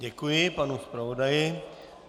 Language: Czech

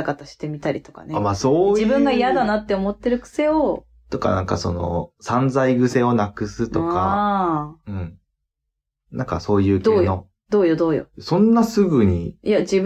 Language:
Japanese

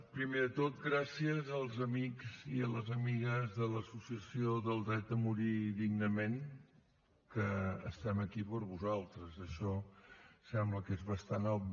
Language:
Catalan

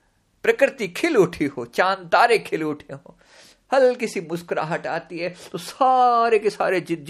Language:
Hindi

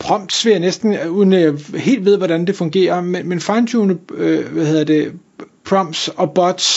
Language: Danish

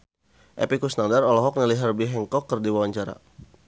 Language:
Sundanese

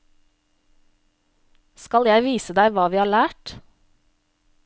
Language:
Norwegian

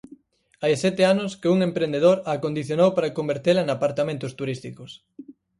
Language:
Galician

